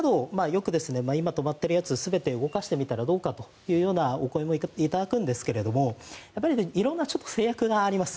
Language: Japanese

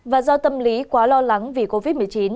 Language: Vietnamese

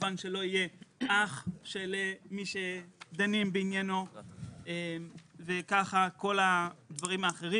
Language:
Hebrew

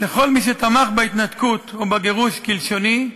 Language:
Hebrew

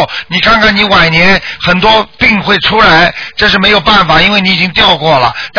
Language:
Chinese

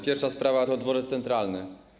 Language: Polish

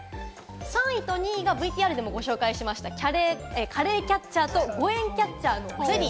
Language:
Japanese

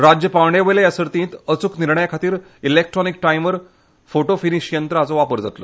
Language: Konkani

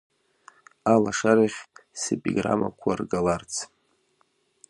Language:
Abkhazian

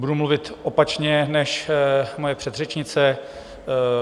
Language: Czech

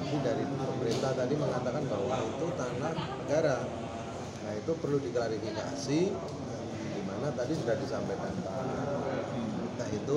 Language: Indonesian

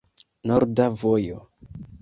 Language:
Esperanto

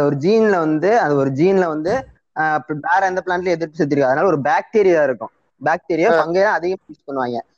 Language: Tamil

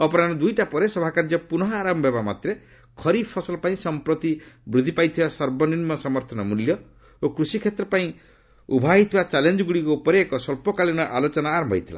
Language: Odia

